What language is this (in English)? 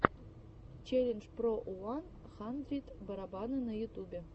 Russian